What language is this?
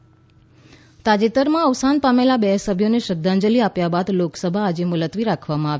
Gujarati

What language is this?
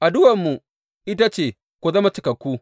Hausa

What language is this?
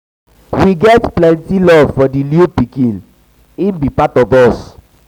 Nigerian Pidgin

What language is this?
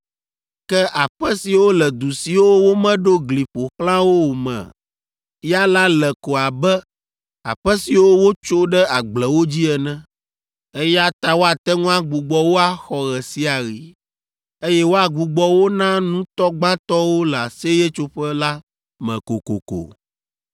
Ewe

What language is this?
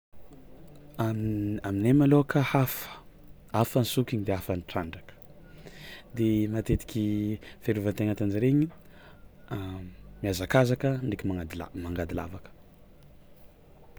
Tsimihety Malagasy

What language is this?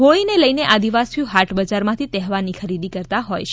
Gujarati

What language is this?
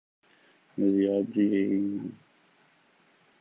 Urdu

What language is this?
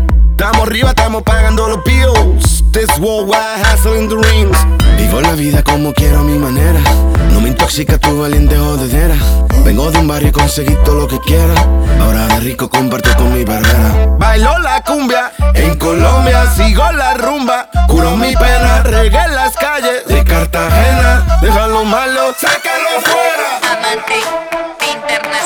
Italian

